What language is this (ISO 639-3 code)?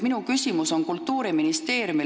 est